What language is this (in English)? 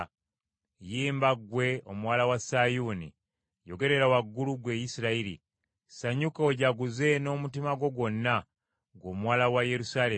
Ganda